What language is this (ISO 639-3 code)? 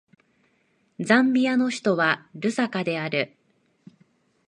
jpn